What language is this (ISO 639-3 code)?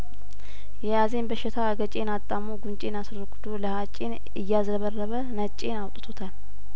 amh